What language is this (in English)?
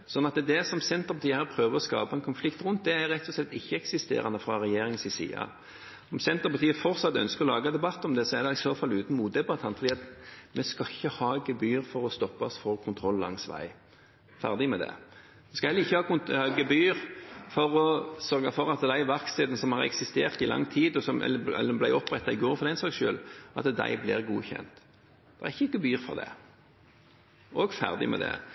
Norwegian Bokmål